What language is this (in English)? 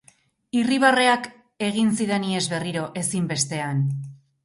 Basque